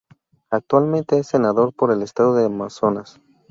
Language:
Spanish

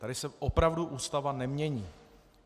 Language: Czech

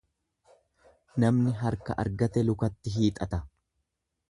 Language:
Oromo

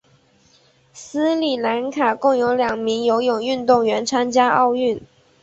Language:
Chinese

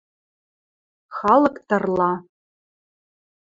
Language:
Western Mari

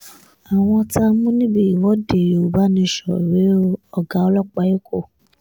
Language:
Yoruba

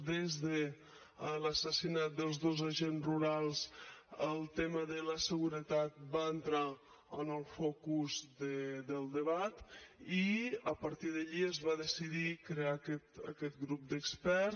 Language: Catalan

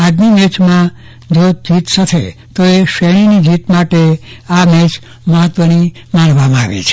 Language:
Gujarati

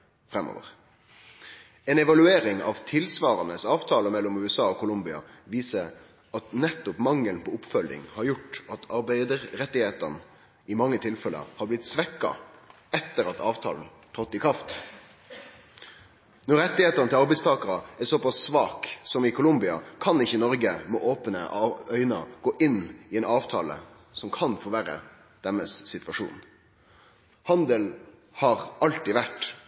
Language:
Norwegian Nynorsk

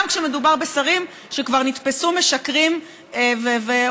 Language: Hebrew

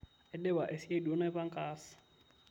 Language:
Masai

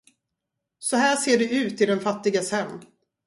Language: Swedish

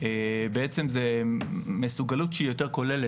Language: Hebrew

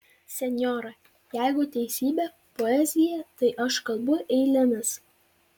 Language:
Lithuanian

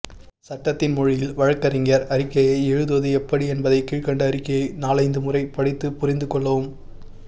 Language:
Tamil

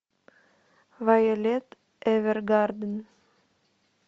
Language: Russian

